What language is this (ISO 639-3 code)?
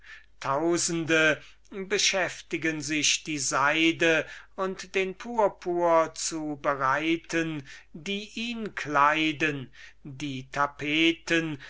deu